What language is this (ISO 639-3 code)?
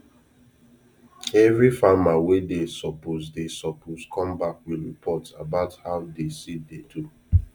pcm